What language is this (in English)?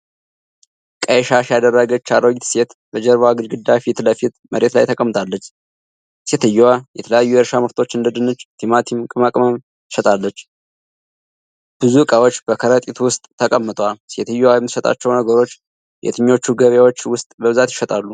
Amharic